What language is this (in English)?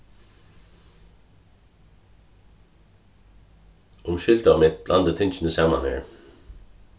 Faroese